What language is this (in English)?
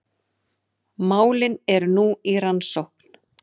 Icelandic